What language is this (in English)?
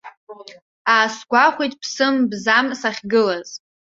Abkhazian